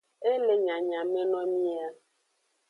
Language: Aja (Benin)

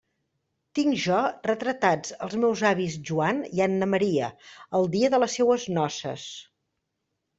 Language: Catalan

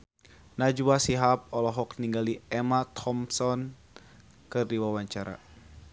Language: Sundanese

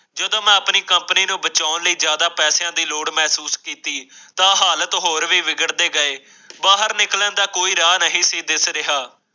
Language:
Punjabi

